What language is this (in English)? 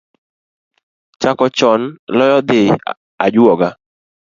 Luo (Kenya and Tanzania)